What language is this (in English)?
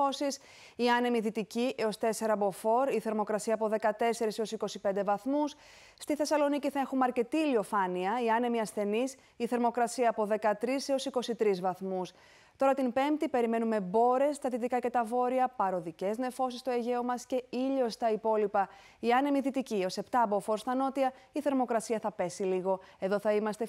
Greek